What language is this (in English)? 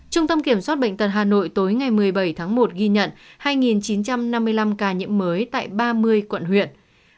Vietnamese